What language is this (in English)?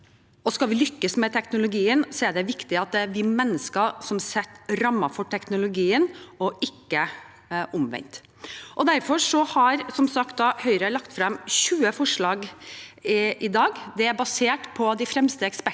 Norwegian